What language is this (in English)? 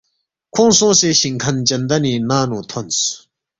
Balti